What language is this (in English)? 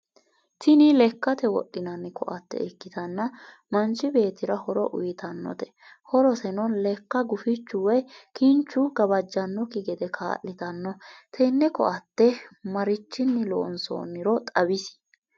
Sidamo